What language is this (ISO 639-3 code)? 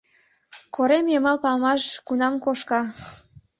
chm